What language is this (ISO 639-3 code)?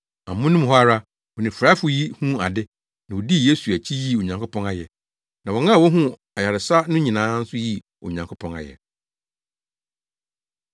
aka